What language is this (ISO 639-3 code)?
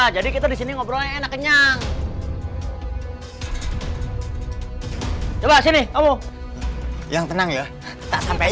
ind